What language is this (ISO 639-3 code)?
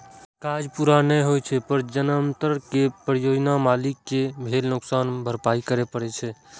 mai